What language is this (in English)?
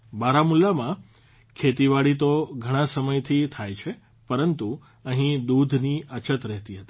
Gujarati